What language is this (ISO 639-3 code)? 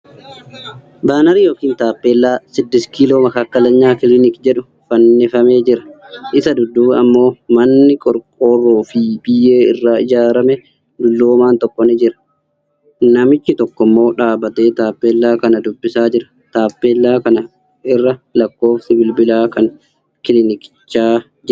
orm